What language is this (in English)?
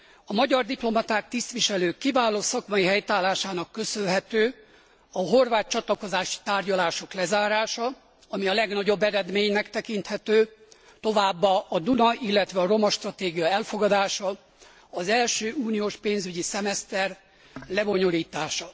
Hungarian